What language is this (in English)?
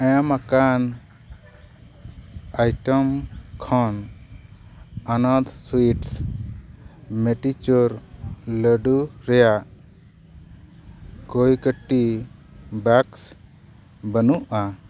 Santali